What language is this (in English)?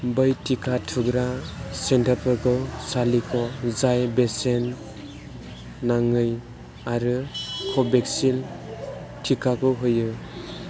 Bodo